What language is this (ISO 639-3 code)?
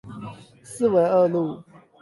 zho